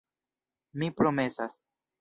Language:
Esperanto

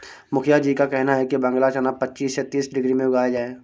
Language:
Hindi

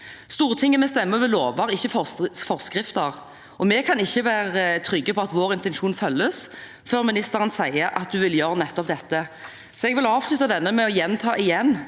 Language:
Norwegian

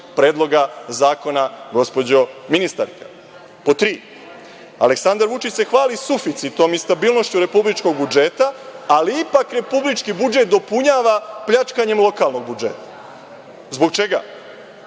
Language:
Serbian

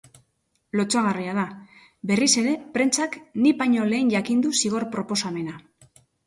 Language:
Basque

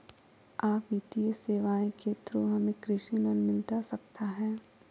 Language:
Magahi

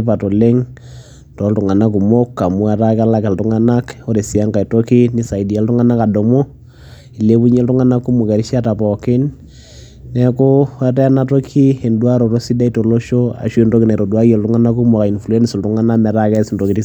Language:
Masai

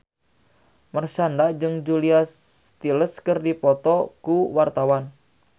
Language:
Sundanese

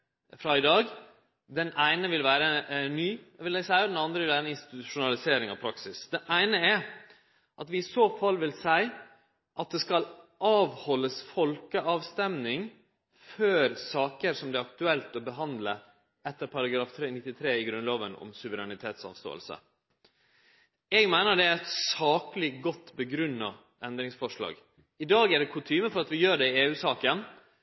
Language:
Norwegian Nynorsk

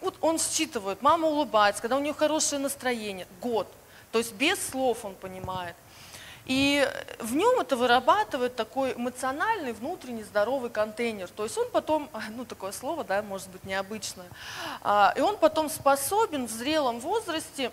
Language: Russian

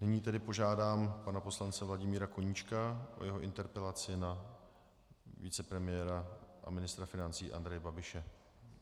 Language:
Czech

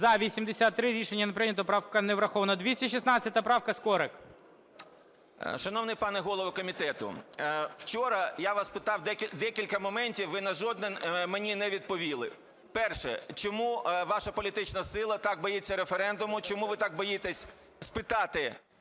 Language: Ukrainian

